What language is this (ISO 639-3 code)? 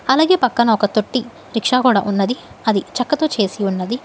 tel